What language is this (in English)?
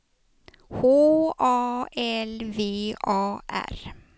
Swedish